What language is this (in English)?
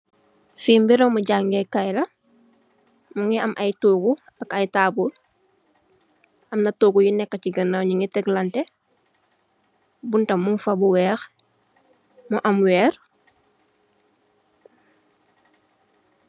Wolof